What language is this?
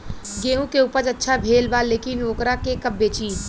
Bhojpuri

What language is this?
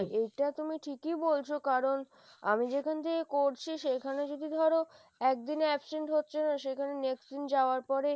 Bangla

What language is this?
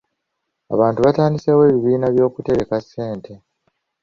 Ganda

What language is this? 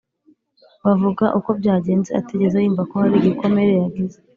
Kinyarwanda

